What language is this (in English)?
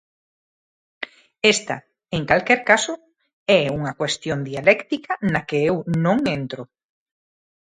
Galician